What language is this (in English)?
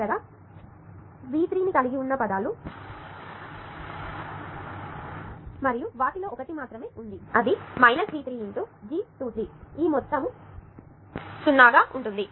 Telugu